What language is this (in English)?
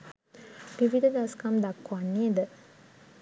Sinhala